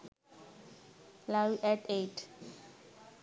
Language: Sinhala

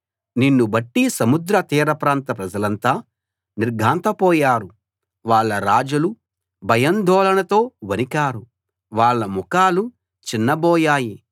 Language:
Telugu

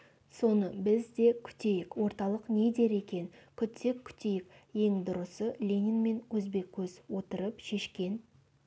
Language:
Kazakh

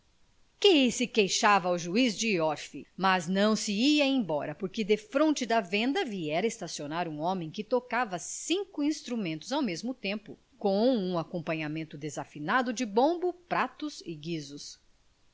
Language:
Portuguese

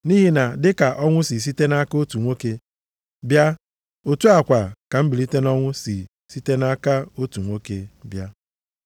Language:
Igbo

